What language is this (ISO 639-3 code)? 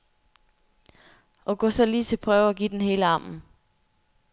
dan